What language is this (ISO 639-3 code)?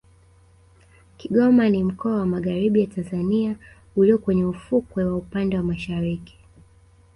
swa